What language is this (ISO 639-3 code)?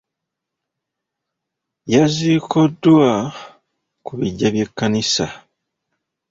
lug